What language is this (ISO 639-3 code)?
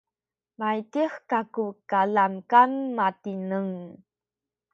szy